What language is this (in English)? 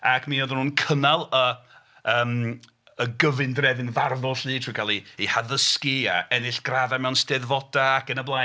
Welsh